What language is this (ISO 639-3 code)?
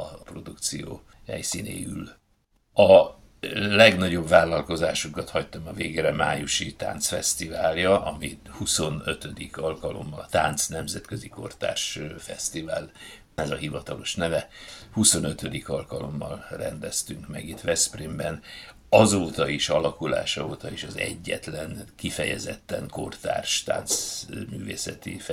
hun